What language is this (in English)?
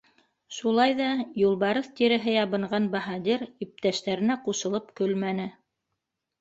Bashkir